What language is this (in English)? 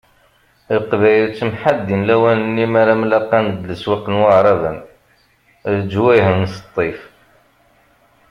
Kabyle